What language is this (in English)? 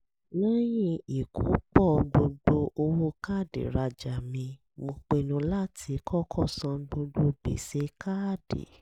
Yoruba